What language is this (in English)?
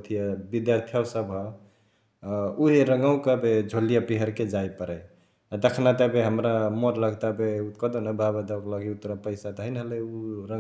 Chitwania Tharu